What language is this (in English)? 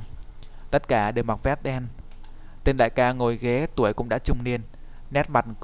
Vietnamese